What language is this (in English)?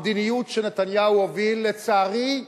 Hebrew